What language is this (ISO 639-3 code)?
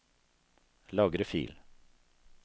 nor